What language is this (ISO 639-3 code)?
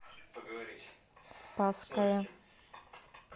rus